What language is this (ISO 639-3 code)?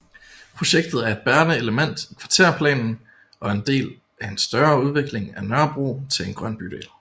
dan